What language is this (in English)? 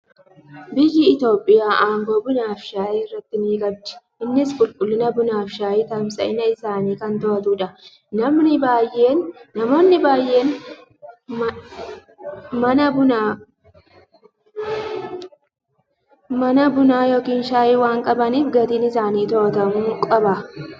Oromo